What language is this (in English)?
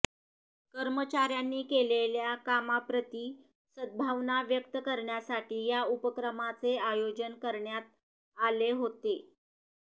Marathi